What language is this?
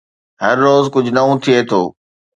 Sindhi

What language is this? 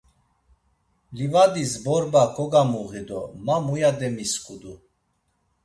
Laz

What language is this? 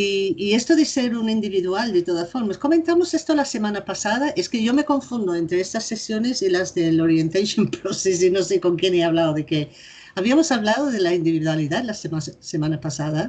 Spanish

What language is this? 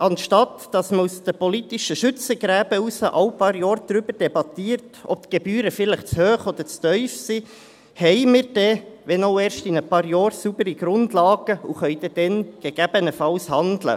Swiss German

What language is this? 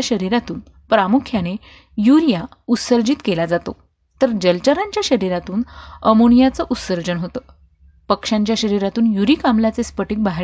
Marathi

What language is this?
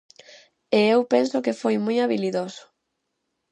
Galician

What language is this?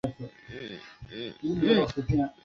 Chinese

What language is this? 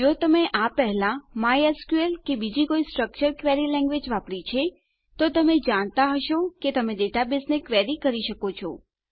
Gujarati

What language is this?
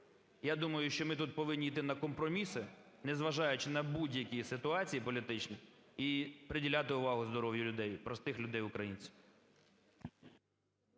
Ukrainian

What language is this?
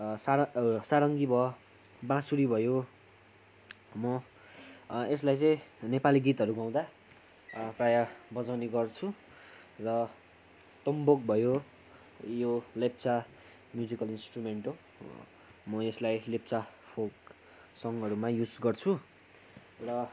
Nepali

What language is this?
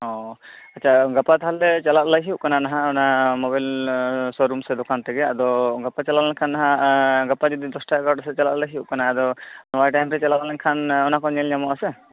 Santali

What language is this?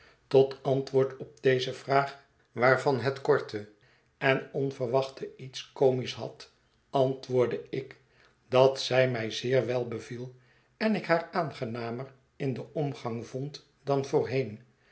Dutch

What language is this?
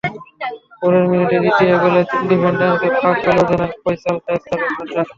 Bangla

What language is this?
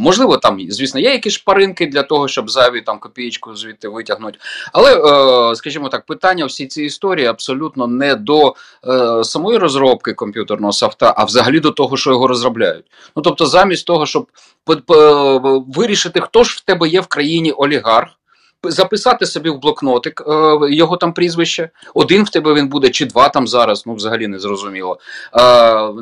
Ukrainian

